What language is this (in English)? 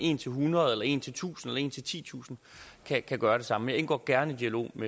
Danish